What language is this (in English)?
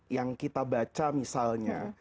Indonesian